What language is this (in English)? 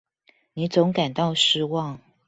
Chinese